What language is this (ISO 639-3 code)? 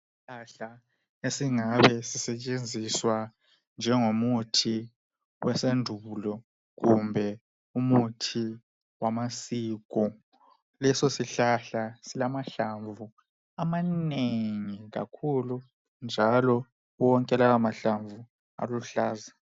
nde